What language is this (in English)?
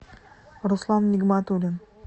Russian